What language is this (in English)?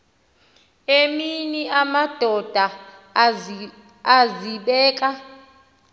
Xhosa